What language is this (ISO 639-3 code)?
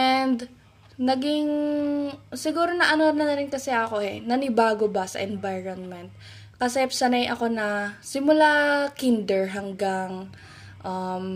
fil